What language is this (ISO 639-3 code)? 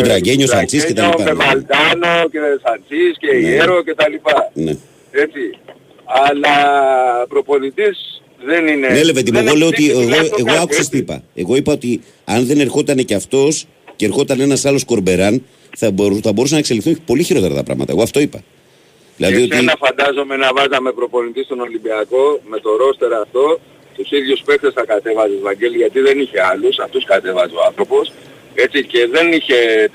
ell